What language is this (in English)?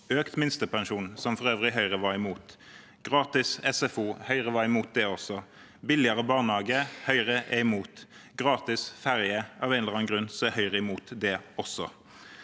Norwegian